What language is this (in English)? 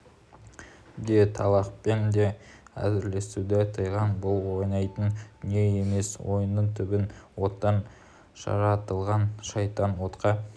Kazakh